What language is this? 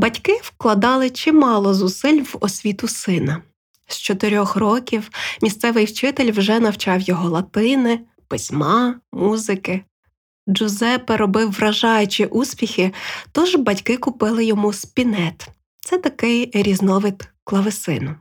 Ukrainian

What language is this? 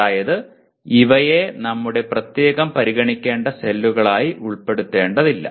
Malayalam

